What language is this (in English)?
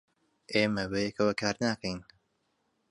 Central Kurdish